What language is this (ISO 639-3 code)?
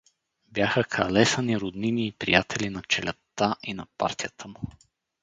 bul